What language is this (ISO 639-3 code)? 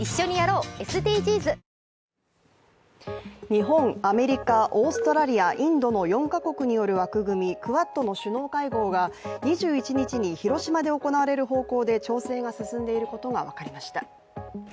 jpn